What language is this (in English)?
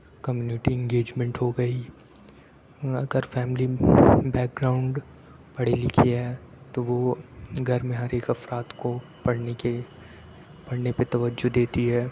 Urdu